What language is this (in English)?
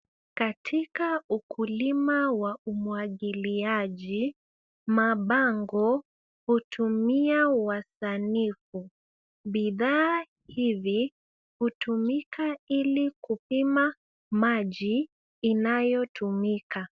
Swahili